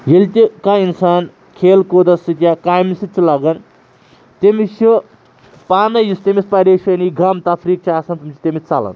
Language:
Kashmiri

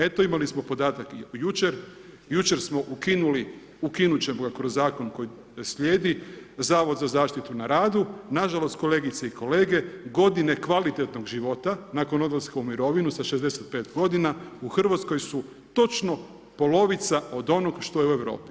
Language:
Croatian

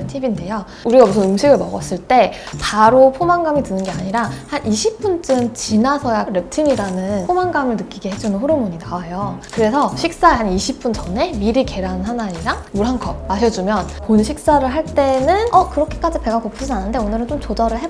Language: Korean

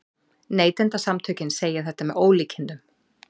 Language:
Icelandic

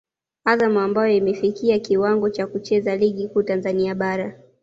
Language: Swahili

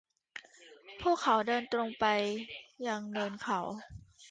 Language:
Thai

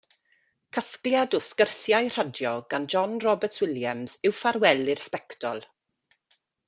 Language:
Welsh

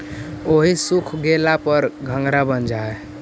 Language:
Magahi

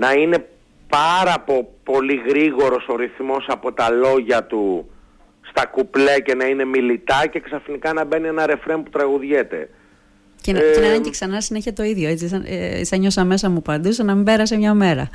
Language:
Greek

